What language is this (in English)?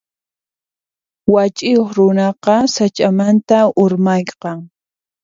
Puno Quechua